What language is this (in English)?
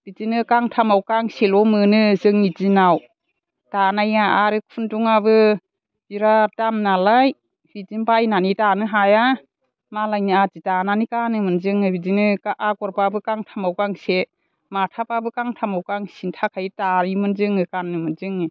Bodo